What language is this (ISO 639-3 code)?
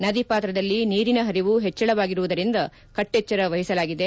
kan